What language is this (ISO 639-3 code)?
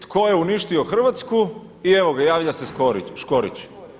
hrv